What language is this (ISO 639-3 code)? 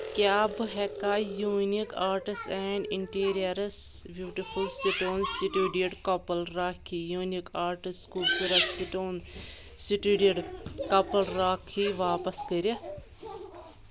kas